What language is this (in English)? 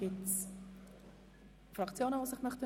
Swiss German